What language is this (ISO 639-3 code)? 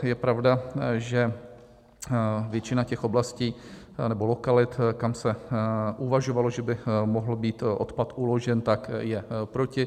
ces